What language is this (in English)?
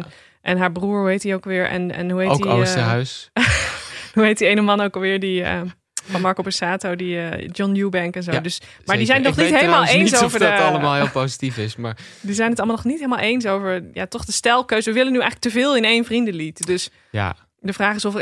Dutch